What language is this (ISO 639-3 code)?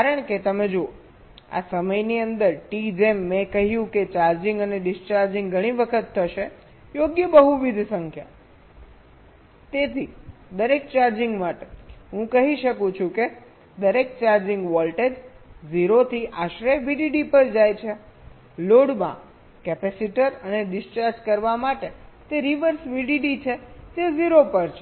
guj